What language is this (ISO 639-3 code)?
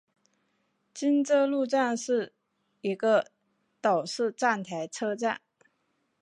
zho